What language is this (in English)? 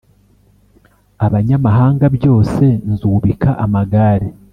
Kinyarwanda